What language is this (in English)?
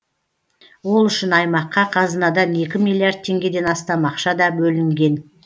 Kazakh